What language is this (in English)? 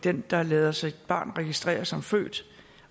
Danish